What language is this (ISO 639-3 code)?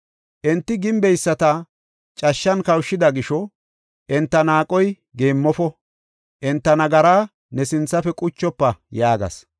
gof